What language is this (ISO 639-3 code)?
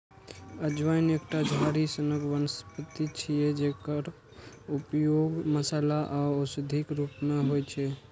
mai